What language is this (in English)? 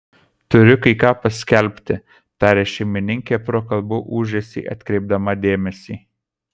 Lithuanian